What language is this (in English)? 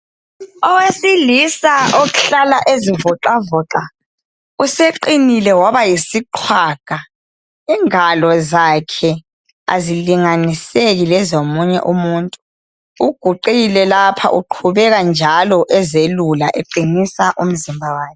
North Ndebele